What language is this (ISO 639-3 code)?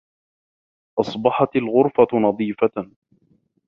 ara